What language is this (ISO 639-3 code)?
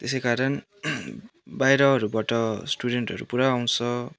nep